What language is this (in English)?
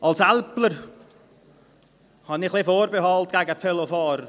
Swiss German